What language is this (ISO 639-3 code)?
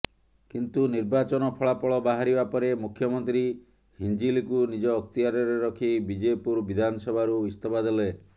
ori